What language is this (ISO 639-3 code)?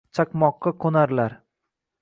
uzb